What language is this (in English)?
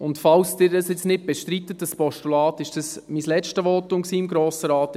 Swiss German